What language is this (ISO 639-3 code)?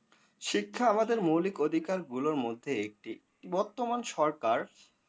ben